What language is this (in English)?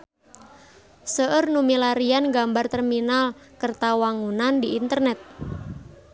Sundanese